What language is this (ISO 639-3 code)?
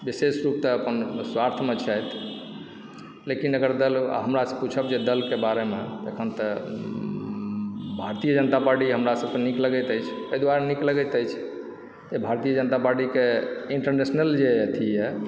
mai